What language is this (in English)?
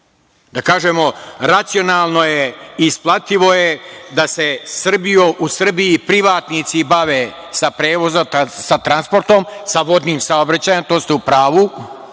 Serbian